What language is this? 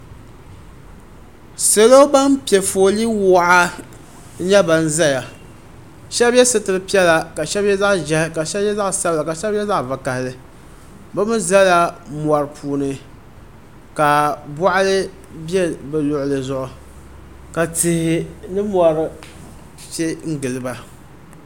Dagbani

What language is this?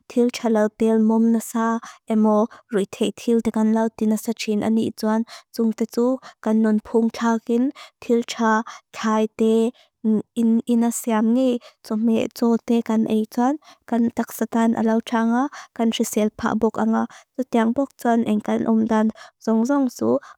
Mizo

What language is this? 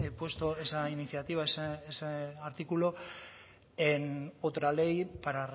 Spanish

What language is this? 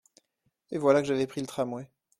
French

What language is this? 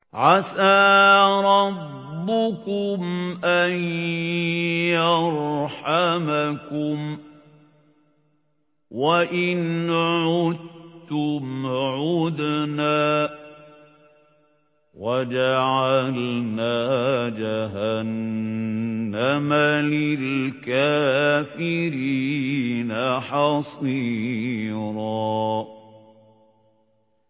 Arabic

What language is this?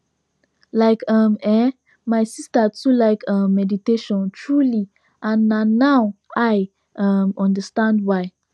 Nigerian Pidgin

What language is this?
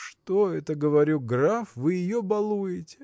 Russian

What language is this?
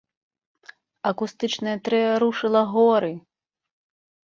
Belarusian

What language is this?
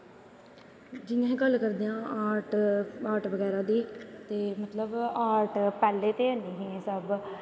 Dogri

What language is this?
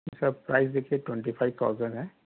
Urdu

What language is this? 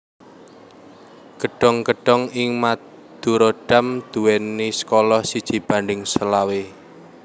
Javanese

